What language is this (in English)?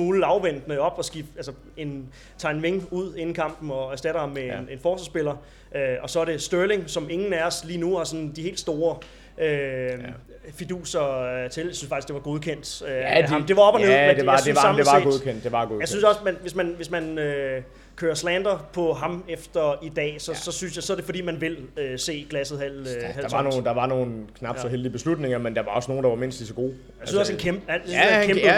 Danish